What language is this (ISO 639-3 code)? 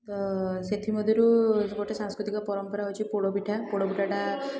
ori